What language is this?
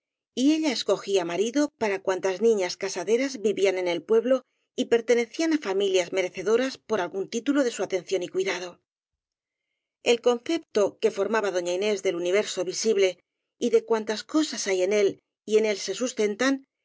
Spanish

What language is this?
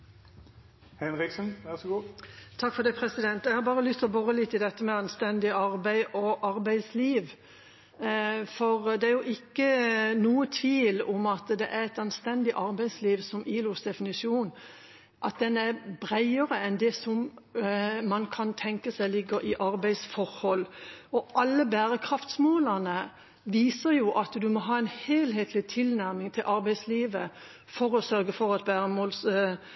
Norwegian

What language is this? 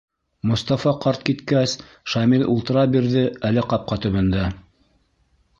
Bashkir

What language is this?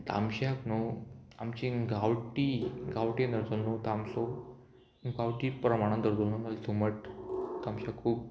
Konkani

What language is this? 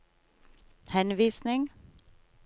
Norwegian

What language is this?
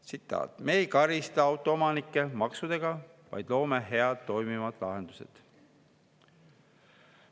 Estonian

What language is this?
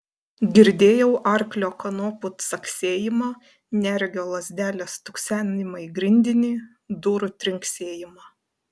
Lithuanian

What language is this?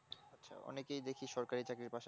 Bangla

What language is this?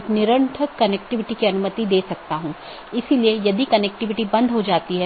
Hindi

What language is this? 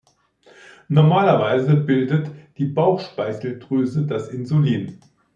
German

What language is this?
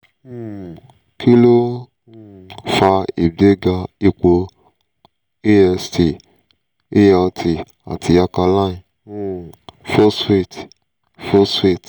Yoruba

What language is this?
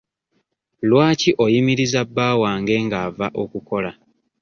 Ganda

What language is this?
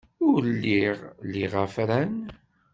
Kabyle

